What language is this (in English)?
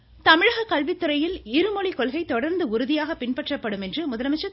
Tamil